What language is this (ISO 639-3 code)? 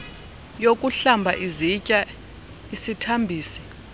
xho